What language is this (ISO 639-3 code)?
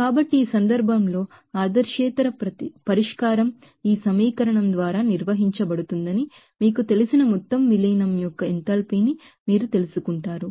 tel